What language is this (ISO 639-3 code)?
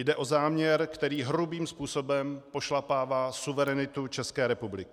ces